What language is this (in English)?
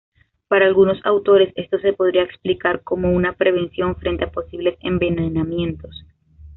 Spanish